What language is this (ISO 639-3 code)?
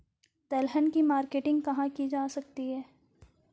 hin